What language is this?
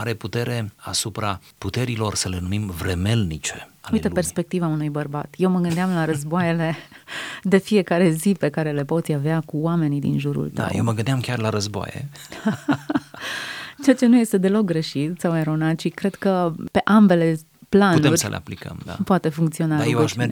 Romanian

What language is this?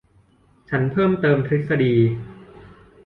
Thai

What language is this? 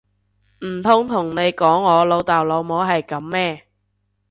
Cantonese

